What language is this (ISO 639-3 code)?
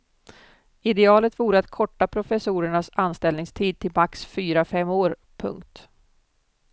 swe